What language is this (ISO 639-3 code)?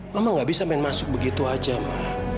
ind